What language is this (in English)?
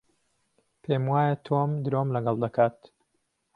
Central Kurdish